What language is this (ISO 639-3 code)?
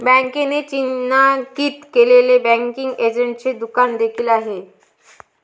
mar